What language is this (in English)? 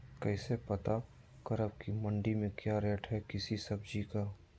Magahi